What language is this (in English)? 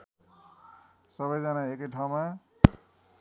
Nepali